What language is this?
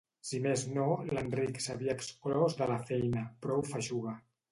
Catalan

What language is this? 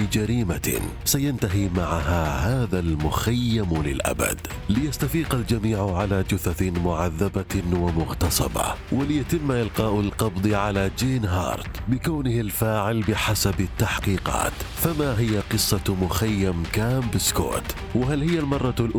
Arabic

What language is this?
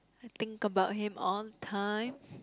English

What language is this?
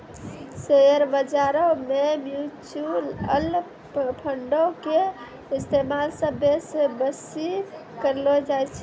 Maithili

